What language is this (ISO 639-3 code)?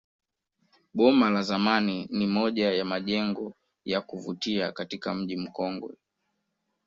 swa